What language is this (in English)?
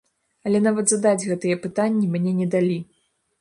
Belarusian